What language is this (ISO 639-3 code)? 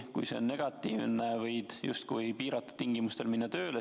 est